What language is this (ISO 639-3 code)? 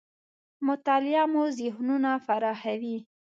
pus